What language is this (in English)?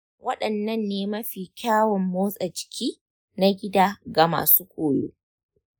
Hausa